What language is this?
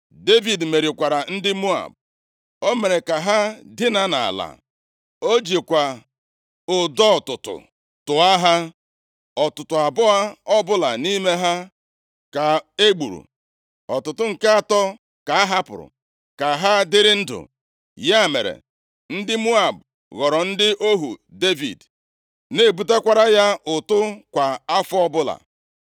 Igbo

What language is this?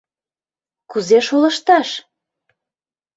Mari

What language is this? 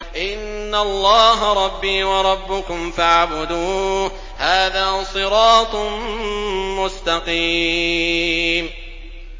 Arabic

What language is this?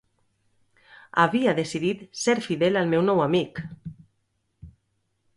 Catalan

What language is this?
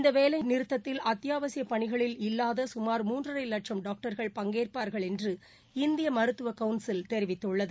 Tamil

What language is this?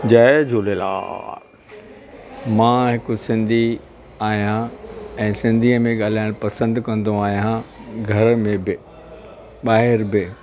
Sindhi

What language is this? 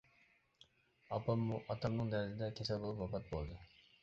Uyghur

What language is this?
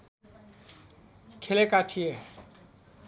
Nepali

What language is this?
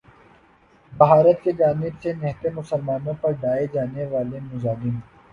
Urdu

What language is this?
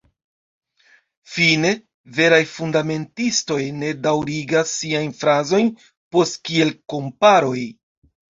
Esperanto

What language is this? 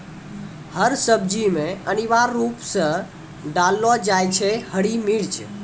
Maithili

